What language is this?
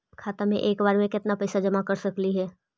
Magahi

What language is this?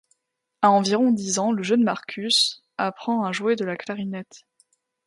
French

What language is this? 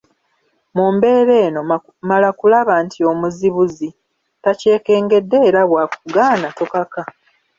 Ganda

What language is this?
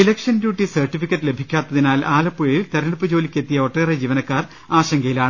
Malayalam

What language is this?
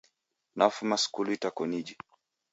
Taita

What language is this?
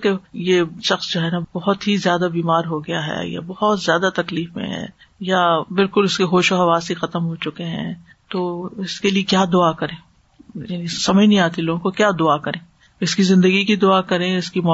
Urdu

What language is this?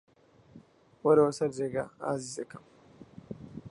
Central Kurdish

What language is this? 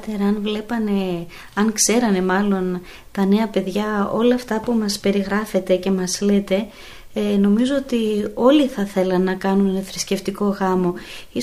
Greek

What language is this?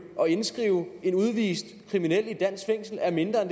Danish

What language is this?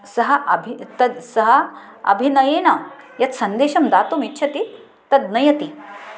Sanskrit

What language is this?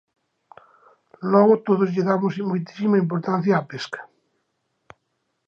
Galician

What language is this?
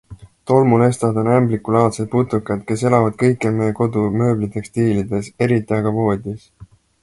Estonian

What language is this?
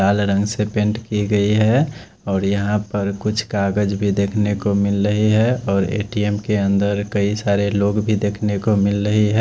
Hindi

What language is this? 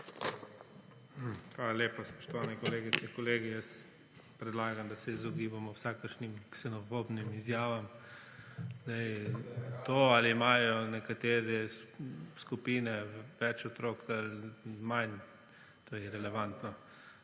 Slovenian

